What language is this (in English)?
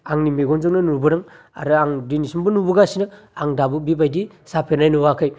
Bodo